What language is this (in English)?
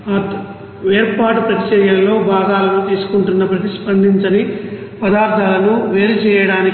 Telugu